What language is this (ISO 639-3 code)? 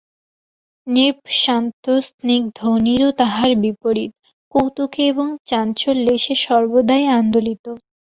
ben